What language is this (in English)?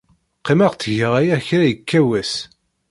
Kabyle